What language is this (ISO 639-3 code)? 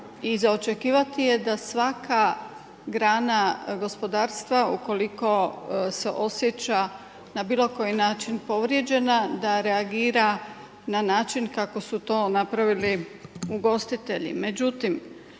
hrv